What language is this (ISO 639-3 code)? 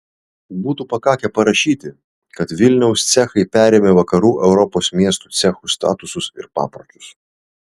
lit